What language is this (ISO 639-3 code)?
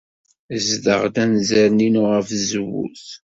kab